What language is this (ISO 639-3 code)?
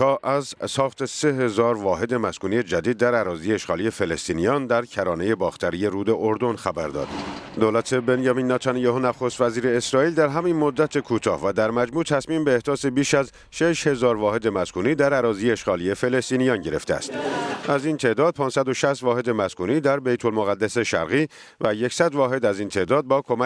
fas